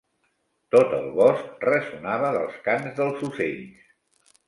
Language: Catalan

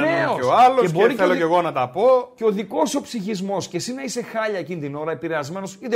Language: Greek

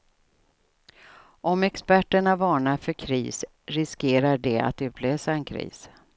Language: Swedish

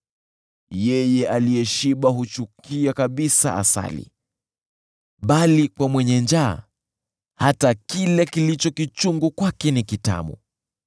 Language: Swahili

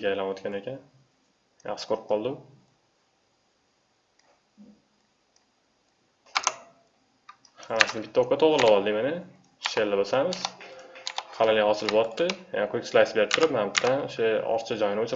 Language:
Turkish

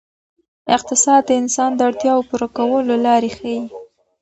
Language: Pashto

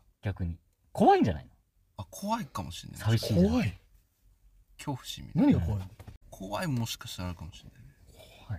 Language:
Japanese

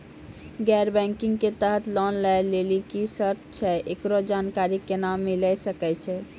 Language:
Maithili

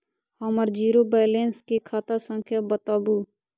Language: Maithili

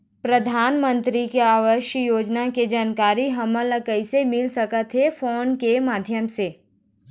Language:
Chhattisgarhi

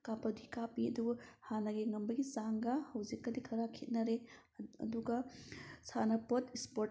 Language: Manipuri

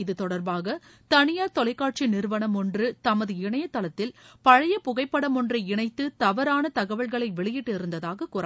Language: Tamil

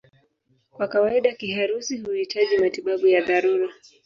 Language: Swahili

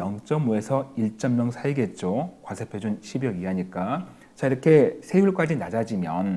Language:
Korean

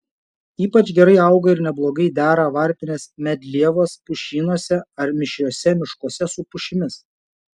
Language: Lithuanian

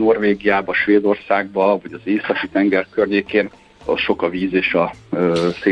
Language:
Hungarian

